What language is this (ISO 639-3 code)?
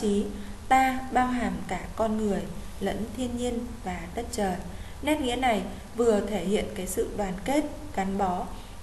vie